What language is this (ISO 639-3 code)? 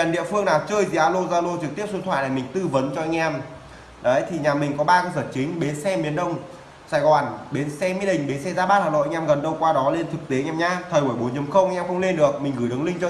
vie